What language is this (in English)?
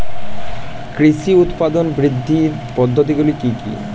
Bangla